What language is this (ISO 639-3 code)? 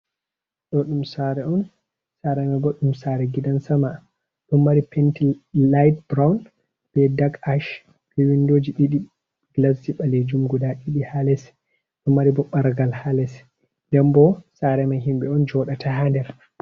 ful